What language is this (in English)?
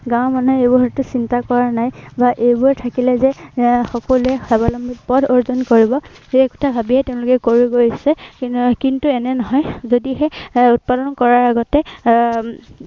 Assamese